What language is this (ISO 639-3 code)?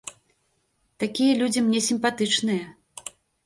bel